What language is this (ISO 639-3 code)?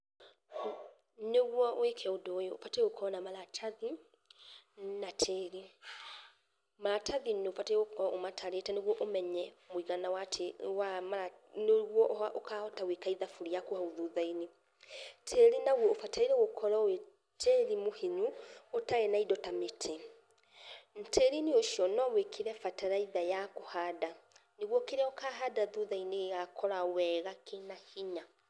kik